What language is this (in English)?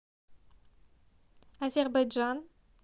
Russian